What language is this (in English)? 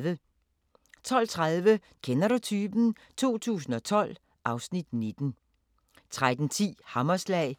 Danish